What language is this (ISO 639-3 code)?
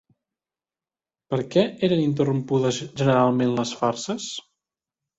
cat